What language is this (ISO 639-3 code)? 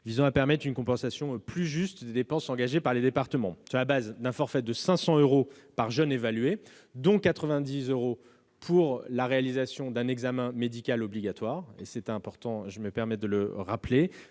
fra